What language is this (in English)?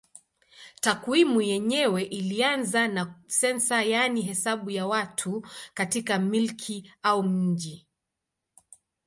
Swahili